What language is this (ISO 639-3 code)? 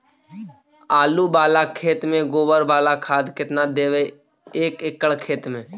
mag